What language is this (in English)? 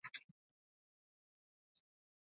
Basque